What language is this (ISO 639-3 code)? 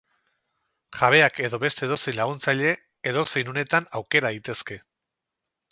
eus